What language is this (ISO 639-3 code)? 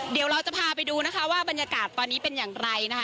tha